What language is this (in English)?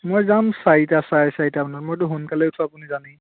Assamese